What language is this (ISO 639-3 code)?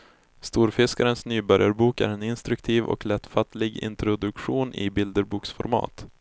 swe